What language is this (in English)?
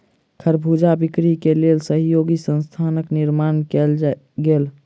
Maithili